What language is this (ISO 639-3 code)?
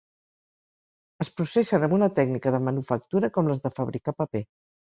cat